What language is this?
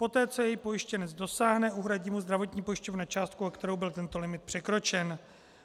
Czech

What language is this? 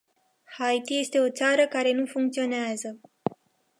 Romanian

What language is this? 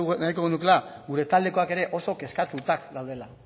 Basque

